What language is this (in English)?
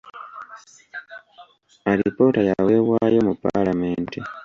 Ganda